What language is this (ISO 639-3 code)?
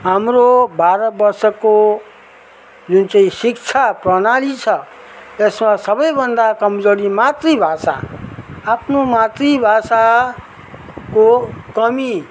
nep